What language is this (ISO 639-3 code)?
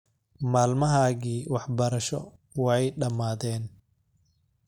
som